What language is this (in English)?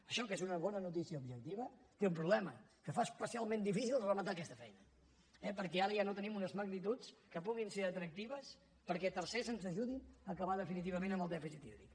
Catalan